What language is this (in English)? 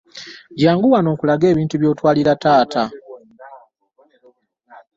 Ganda